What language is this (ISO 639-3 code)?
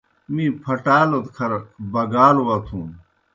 plk